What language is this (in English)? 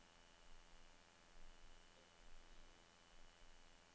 Norwegian